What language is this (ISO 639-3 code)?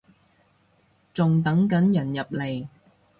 yue